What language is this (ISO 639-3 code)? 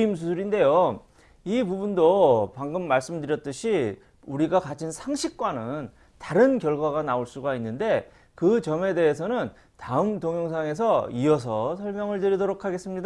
kor